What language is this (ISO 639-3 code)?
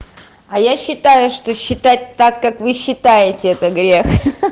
rus